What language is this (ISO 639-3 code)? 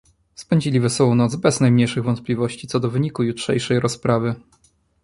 pol